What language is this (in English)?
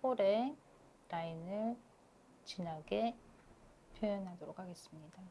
Korean